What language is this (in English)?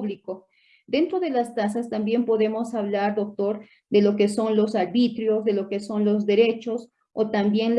Spanish